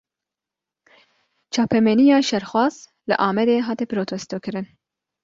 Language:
Kurdish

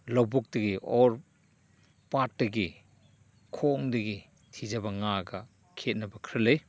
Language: Manipuri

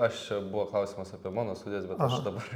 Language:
Lithuanian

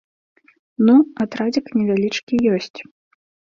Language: Belarusian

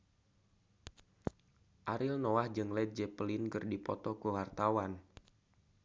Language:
Sundanese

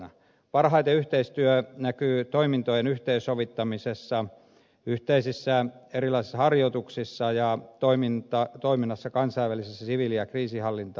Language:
Finnish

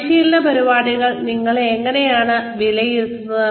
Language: Malayalam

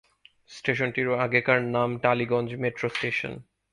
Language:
Bangla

